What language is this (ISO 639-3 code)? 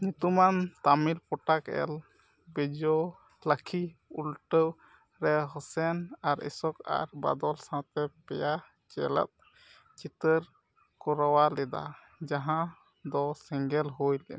sat